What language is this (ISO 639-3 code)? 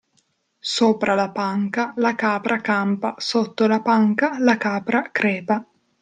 ita